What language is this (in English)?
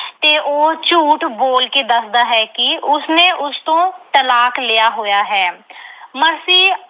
Punjabi